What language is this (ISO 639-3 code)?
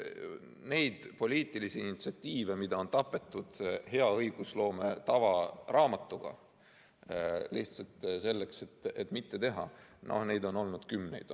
est